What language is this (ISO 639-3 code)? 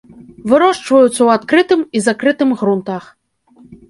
bel